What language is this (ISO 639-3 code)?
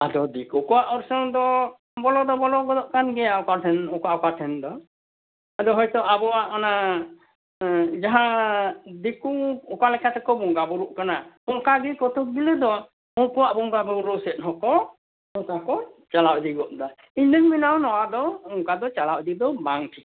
sat